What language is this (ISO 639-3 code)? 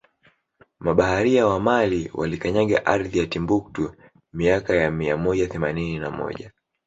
swa